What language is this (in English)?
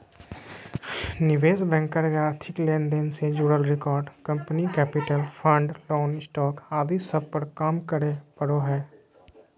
Magahi